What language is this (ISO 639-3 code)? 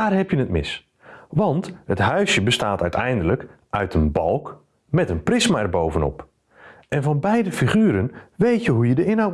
nld